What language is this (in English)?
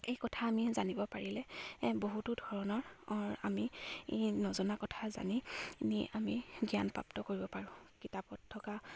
Assamese